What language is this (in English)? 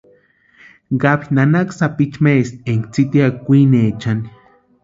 Western Highland Purepecha